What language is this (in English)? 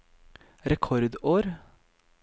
Norwegian